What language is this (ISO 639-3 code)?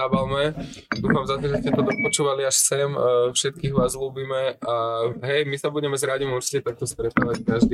slk